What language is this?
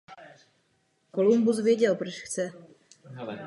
Czech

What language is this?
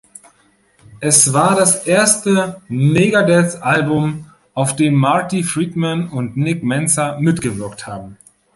German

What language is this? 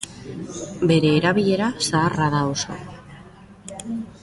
Basque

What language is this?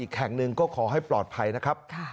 Thai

